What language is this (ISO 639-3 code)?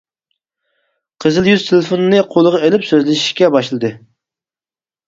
uig